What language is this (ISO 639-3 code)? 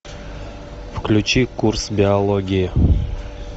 rus